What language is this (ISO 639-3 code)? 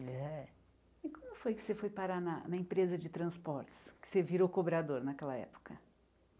por